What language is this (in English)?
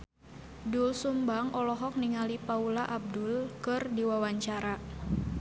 Sundanese